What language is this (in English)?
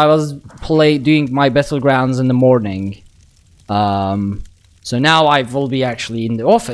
English